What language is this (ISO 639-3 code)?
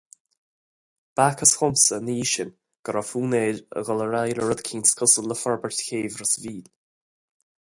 gle